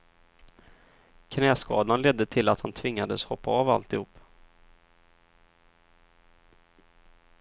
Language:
Swedish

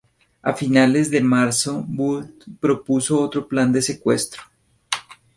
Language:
Spanish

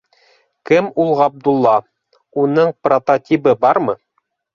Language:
Bashkir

